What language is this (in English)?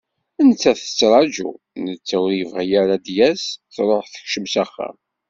Kabyle